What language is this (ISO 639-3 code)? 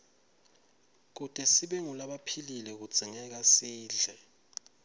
ssw